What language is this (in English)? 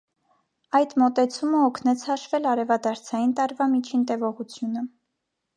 Armenian